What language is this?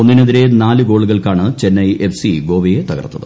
Malayalam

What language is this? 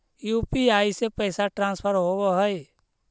Magahi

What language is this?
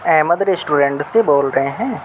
Urdu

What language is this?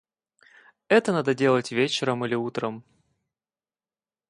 Russian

